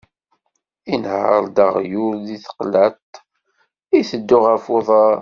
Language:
Kabyle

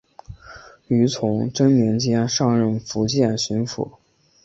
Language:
Chinese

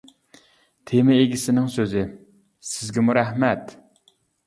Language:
Uyghur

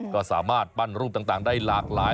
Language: Thai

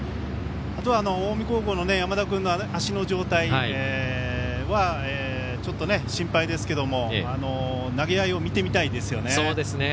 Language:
Japanese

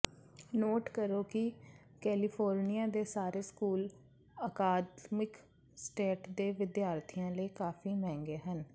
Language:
Punjabi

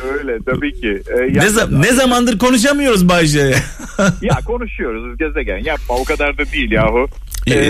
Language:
Turkish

